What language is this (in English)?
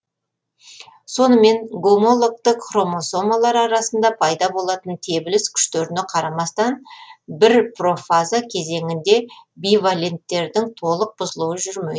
Kazakh